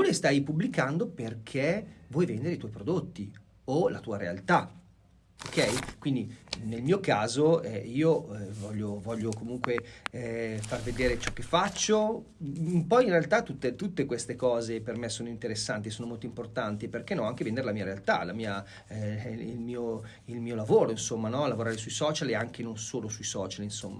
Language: Italian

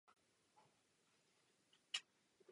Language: Czech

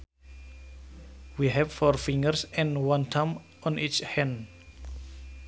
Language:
Sundanese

